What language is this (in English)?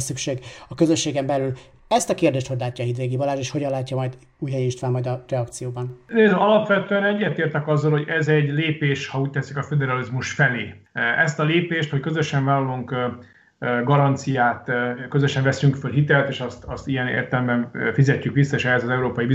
Hungarian